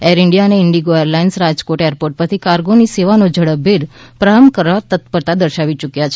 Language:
Gujarati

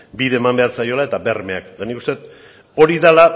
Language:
Basque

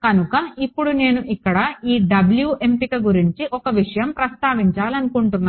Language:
Telugu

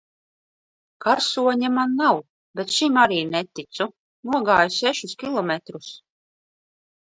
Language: Latvian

